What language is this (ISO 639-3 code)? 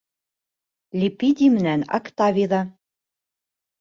bak